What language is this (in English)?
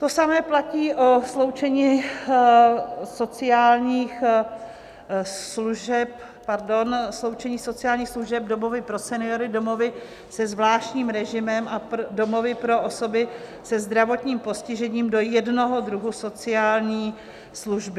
Czech